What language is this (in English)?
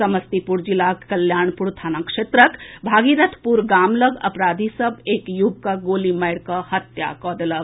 Maithili